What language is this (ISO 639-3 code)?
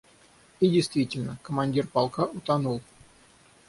rus